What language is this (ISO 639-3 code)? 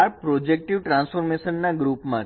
guj